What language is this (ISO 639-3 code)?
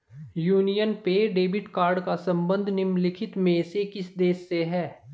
hin